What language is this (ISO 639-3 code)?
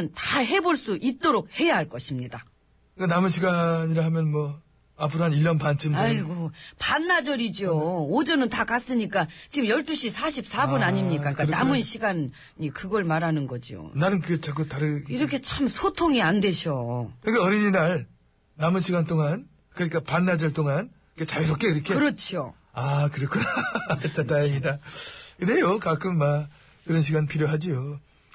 kor